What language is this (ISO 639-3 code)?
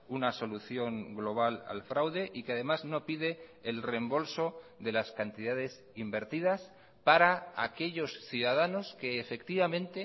spa